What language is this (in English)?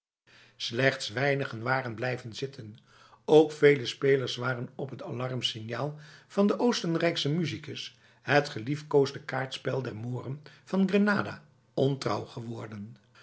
Dutch